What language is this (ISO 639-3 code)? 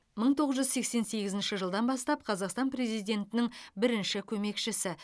kaz